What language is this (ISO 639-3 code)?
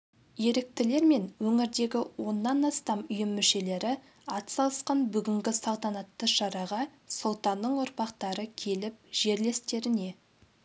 kaz